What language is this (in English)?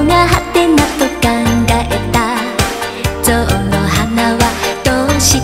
Indonesian